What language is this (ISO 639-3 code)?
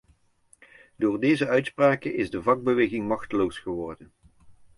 nld